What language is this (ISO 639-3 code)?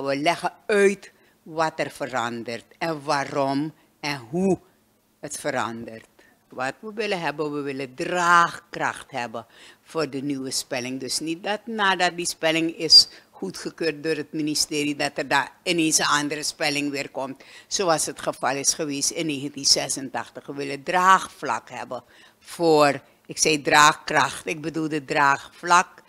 nld